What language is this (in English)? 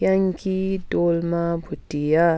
Nepali